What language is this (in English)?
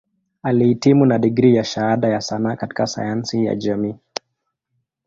Swahili